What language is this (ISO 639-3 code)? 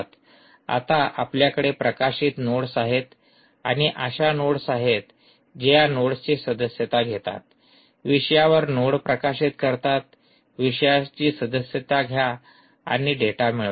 mar